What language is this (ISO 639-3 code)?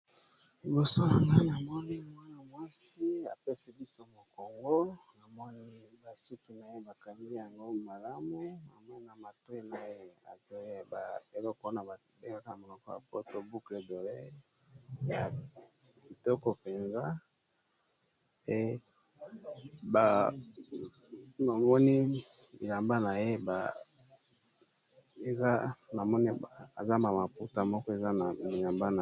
lin